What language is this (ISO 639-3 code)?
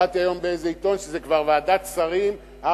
heb